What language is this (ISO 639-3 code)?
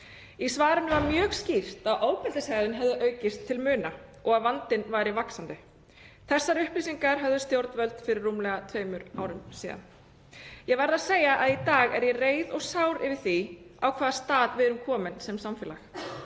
isl